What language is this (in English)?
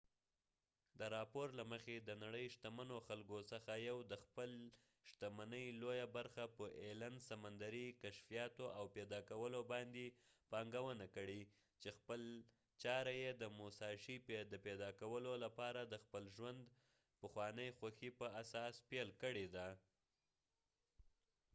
Pashto